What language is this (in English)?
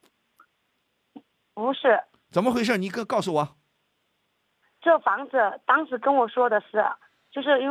Chinese